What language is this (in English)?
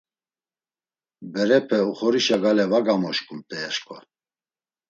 Laz